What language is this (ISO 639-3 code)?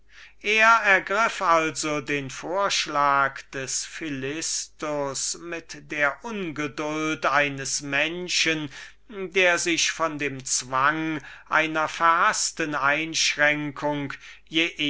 deu